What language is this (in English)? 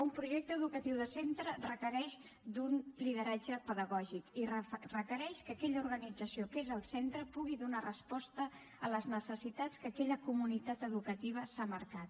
Catalan